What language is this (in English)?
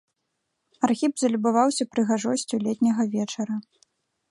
Belarusian